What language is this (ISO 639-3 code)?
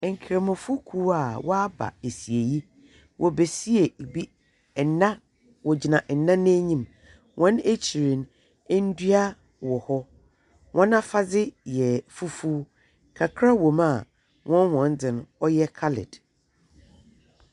aka